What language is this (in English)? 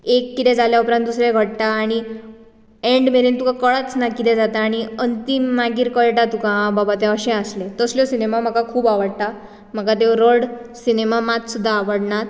Konkani